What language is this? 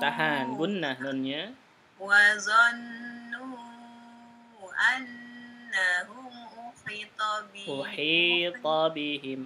Indonesian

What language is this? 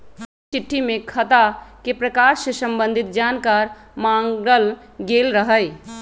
Magahi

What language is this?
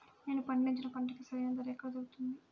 Telugu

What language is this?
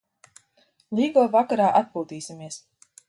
Latvian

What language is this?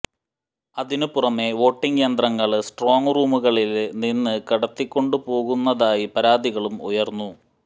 Malayalam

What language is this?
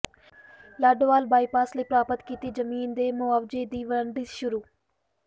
Punjabi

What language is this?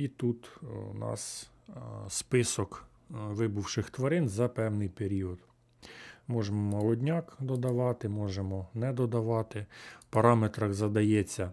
Ukrainian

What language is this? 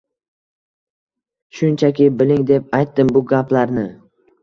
Uzbek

